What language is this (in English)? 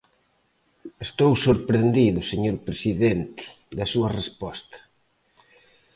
Galician